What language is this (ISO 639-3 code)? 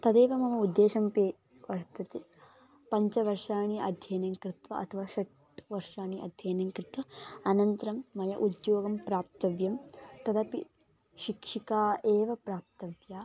san